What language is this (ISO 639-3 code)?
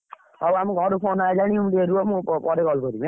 ori